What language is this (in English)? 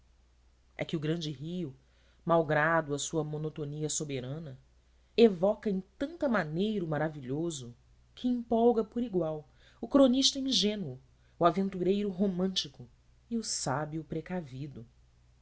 Portuguese